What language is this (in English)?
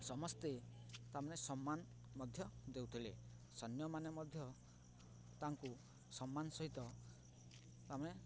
Odia